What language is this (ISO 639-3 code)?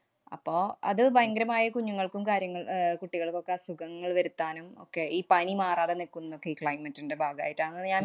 mal